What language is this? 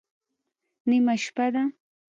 Pashto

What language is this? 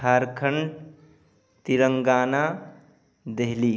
Urdu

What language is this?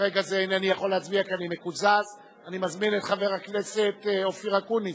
Hebrew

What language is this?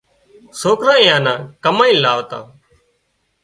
Wadiyara Koli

